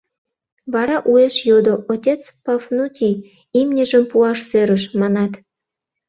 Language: Mari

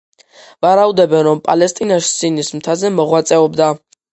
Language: Georgian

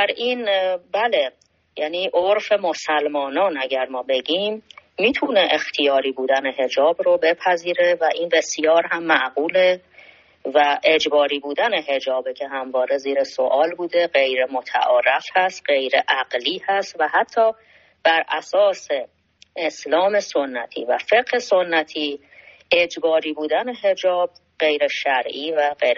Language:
Persian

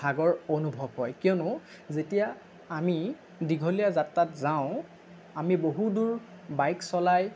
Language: Assamese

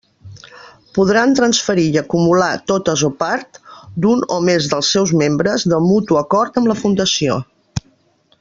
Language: Catalan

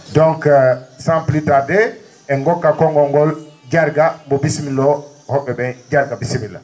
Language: Fula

